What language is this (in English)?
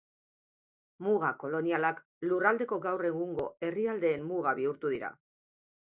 Basque